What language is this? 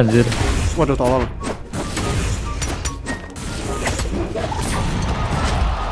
Indonesian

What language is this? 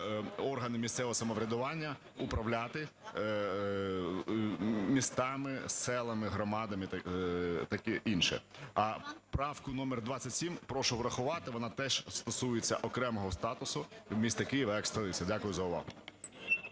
Ukrainian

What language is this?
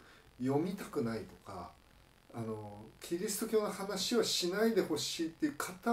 Japanese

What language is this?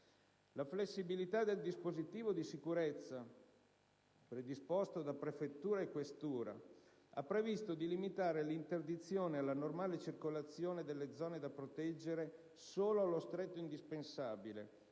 Italian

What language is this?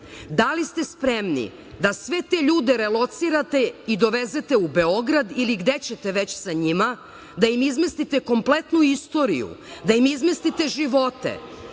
Serbian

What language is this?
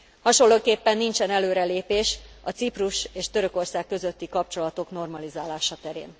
Hungarian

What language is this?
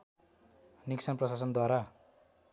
Nepali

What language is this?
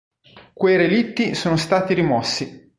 Italian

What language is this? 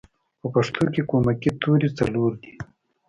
Pashto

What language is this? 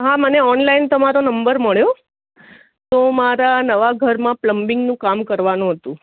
Gujarati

